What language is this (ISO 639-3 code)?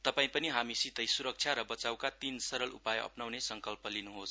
nep